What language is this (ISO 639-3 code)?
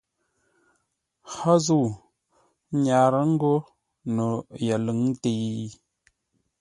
nla